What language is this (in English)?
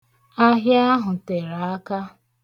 Igbo